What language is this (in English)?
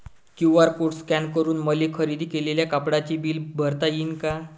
Marathi